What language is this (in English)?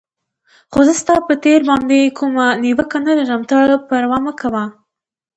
Pashto